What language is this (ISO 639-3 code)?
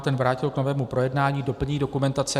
ces